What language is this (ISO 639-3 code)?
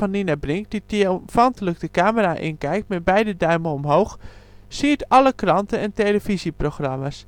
nld